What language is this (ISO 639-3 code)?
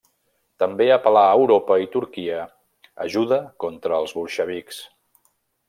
cat